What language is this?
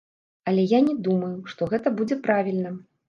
Belarusian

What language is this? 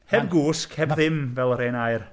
Welsh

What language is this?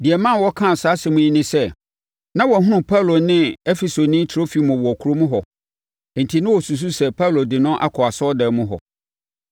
Akan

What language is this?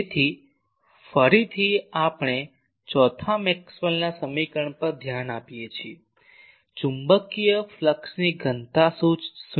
Gujarati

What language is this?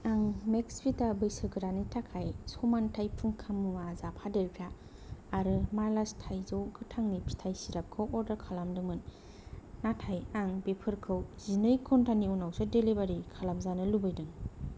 Bodo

